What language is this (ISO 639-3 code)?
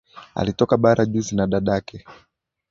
swa